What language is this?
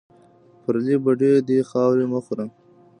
Pashto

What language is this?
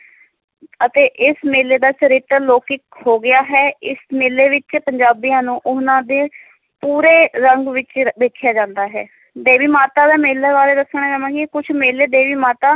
Punjabi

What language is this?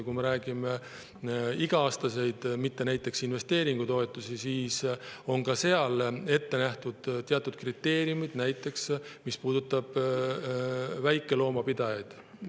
Estonian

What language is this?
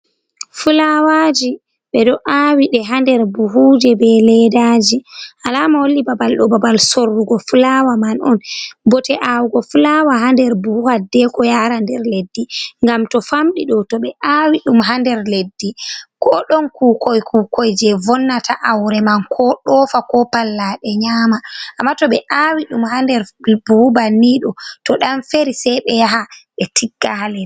Fula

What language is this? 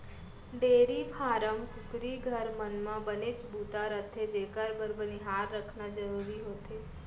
Chhattisgarhi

